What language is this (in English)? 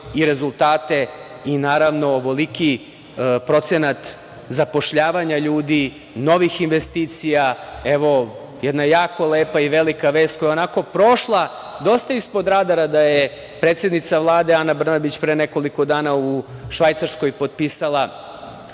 Serbian